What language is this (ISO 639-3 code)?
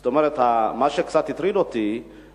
heb